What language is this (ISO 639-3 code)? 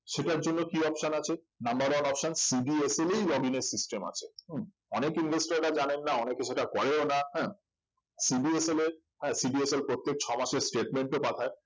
ben